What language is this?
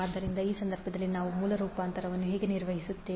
Kannada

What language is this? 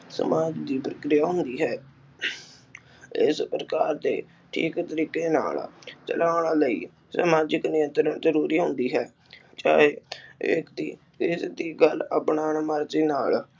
Punjabi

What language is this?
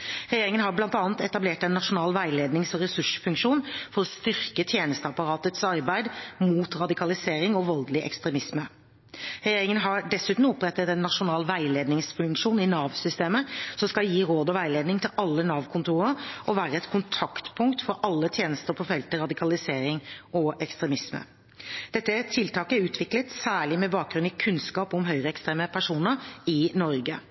Norwegian Bokmål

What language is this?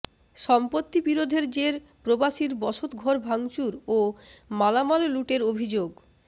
Bangla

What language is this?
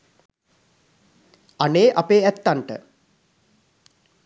Sinhala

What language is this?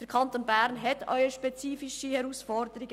Swiss German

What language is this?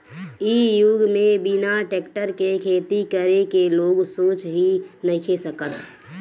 Bhojpuri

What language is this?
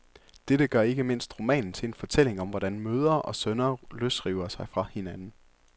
Danish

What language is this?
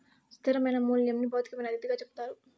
Telugu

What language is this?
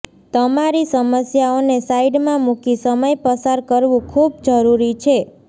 Gujarati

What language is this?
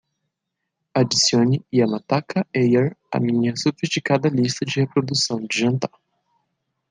Portuguese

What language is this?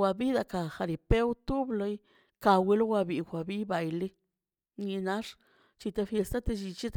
Mazaltepec Zapotec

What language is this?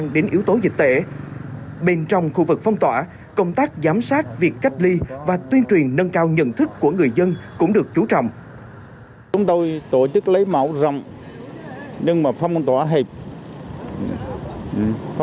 Vietnamese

